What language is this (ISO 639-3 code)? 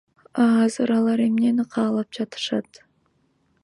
kir